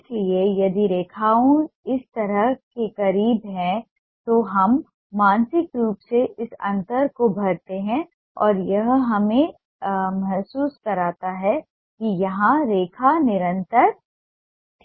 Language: Hindi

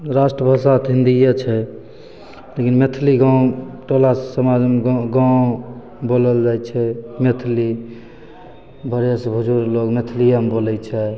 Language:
Maithili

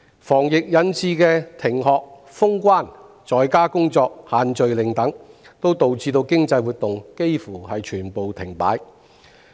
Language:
Cantonese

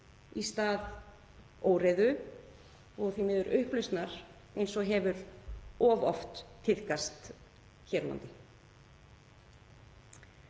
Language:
Icelandic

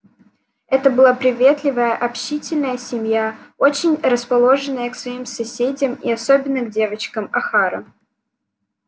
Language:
Russian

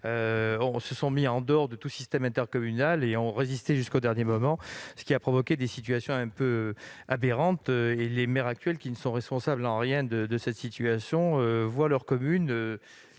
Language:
French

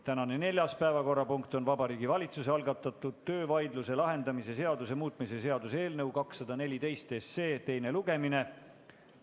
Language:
Estonian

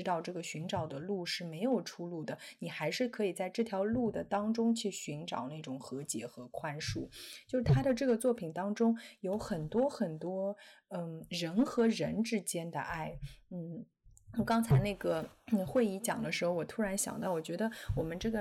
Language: Chinese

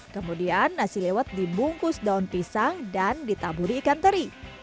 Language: Indonesian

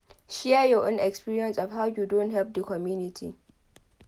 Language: Nigerian Pidgin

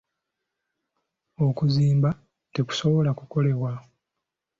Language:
Ganda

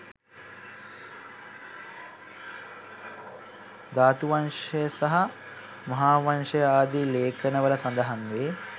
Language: Sinhala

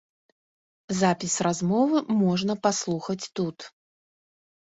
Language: Belarusian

